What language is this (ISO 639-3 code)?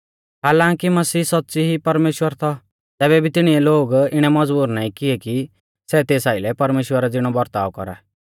bfz